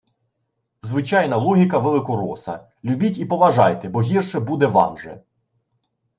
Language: Ukrainian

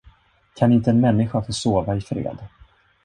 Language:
Swedish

